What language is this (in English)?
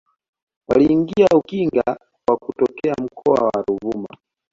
Swahili